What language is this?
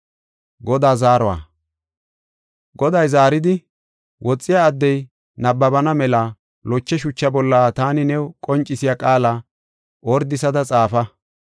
Gofa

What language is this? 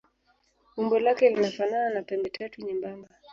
Swahili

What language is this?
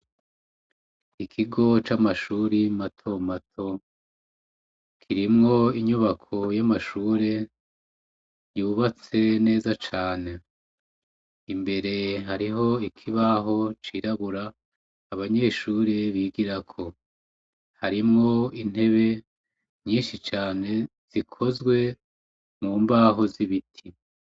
Rundi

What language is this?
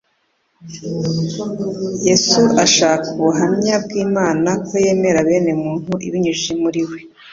Kinyarwanda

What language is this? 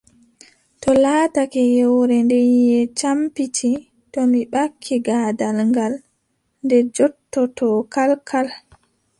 Adamawa Fulfulde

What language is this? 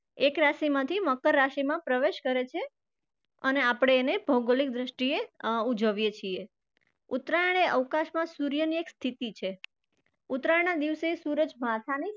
Gujarati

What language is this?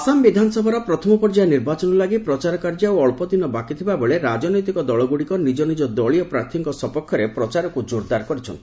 Odia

